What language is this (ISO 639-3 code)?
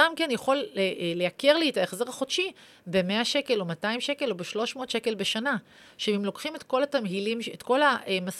heb